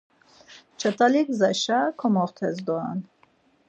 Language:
Laz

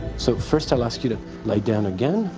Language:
English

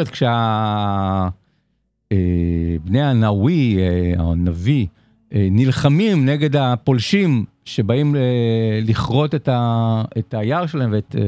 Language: Hebrew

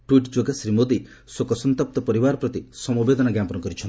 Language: Odia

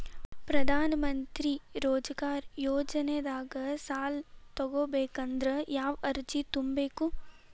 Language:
Kannada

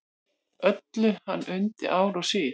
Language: Icelandic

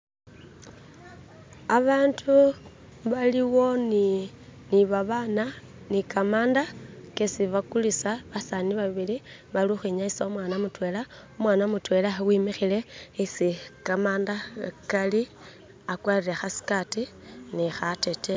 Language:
Masaaba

